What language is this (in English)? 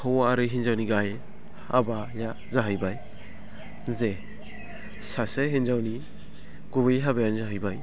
Bodo